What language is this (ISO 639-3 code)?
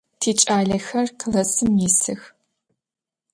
ady